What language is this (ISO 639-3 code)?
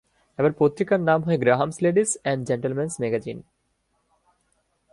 ben